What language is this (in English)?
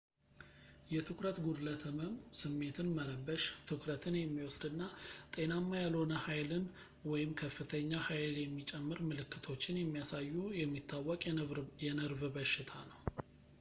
Amharic